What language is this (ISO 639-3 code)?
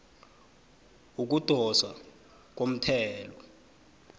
nbl